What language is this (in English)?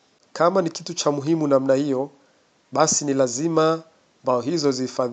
Swahili